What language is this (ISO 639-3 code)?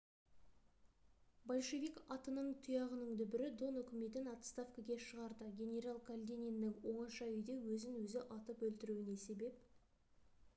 kaz